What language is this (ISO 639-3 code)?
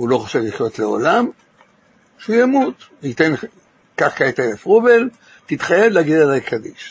heb